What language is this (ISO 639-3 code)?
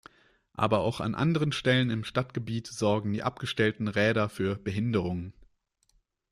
deu